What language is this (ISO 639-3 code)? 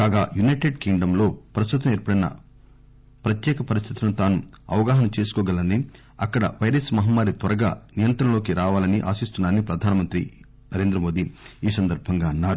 tel